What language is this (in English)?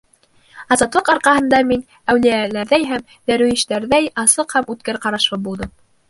Bashkir